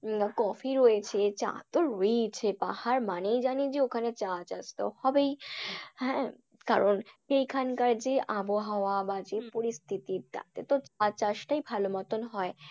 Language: Bangla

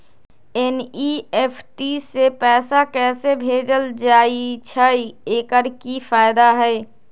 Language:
Magahi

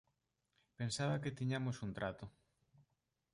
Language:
Galician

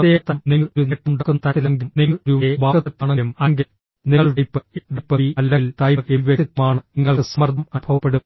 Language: Malayalam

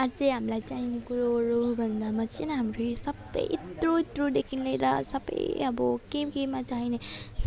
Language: Nepali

